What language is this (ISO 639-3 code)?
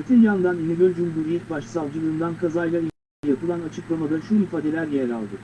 tur